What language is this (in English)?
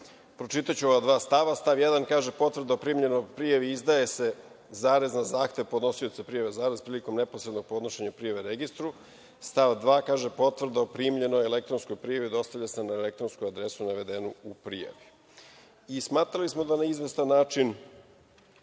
Serbian